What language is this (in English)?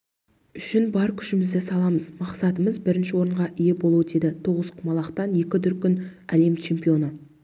Kazakh